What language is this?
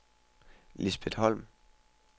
Danish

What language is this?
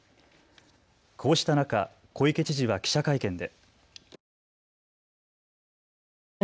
Japanese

